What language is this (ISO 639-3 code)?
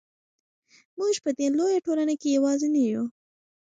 pus